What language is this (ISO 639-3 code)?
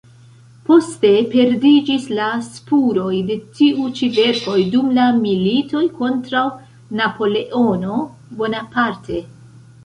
epo